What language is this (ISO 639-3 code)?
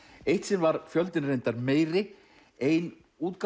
isl